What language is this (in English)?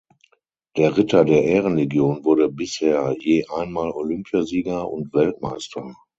German